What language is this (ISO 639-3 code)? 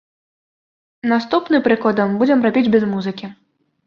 bel